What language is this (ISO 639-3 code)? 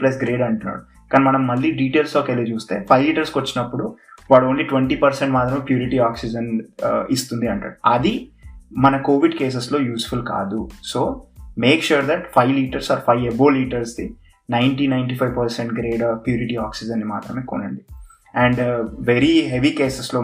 tel